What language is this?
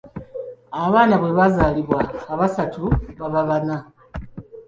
Ganda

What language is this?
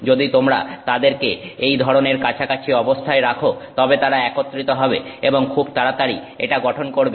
Bangla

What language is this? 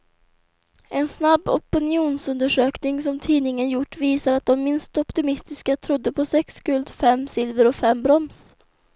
Swedish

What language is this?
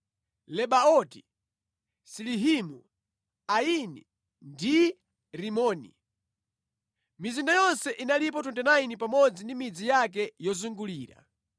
Nyanja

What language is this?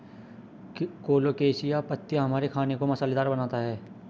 Hindi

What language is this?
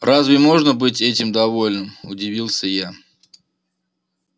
Russian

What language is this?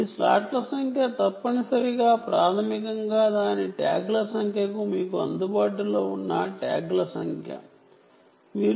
Telugu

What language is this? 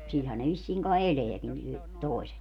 Finnish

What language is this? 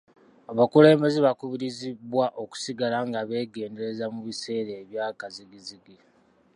Ganda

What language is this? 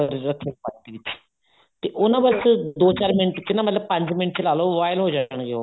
Punjabi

